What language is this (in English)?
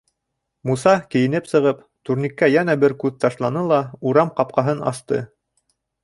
Bashkir